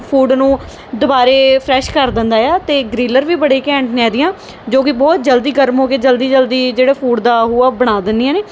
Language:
Punjabi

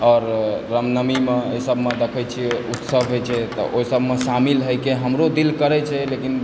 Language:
Maithili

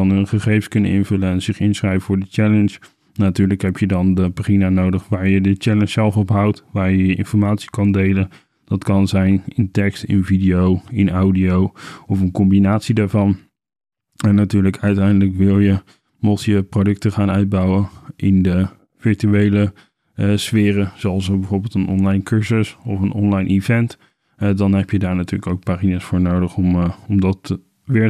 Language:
Dutch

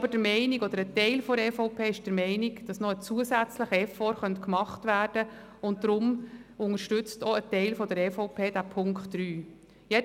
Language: Swiss German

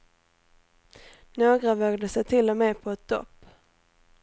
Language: Swedish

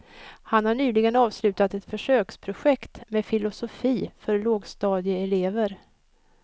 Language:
Swedish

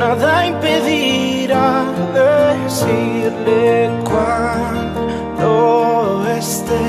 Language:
Spanish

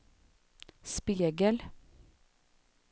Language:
Swedish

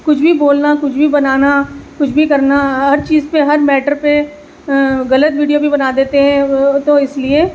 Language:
Urdu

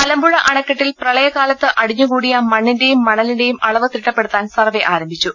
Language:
Malayalam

